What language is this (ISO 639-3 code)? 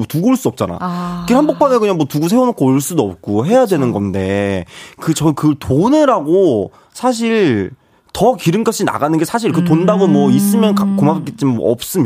kor